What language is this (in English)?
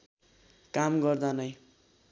Nepali